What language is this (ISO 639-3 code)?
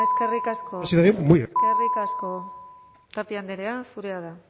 eus